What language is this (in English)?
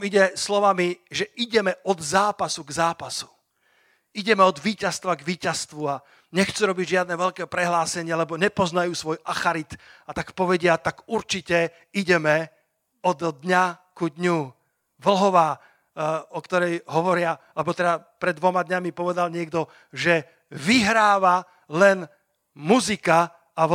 Slovak